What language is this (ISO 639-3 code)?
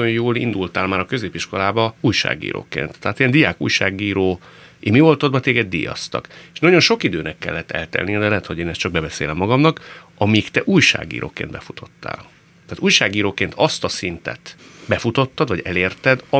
hun